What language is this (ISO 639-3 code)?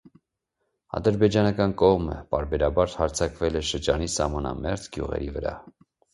hye